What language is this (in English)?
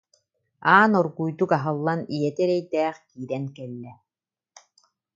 Yakut